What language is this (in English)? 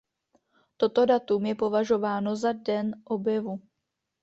Czech